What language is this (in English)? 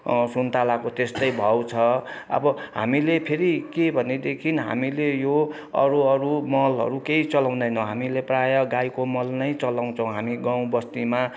Nepali